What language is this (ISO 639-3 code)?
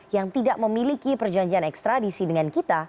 ind